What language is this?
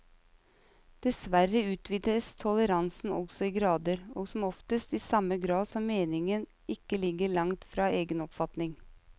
Norwegian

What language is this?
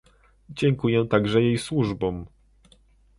Polish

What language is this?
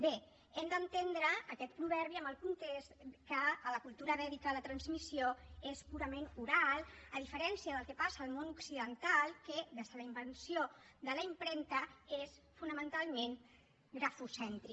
Catalan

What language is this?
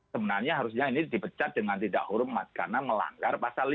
Indonesian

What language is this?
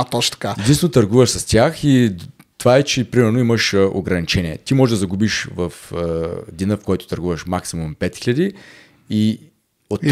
Bulgarian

